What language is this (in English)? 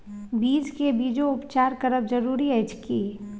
Maithili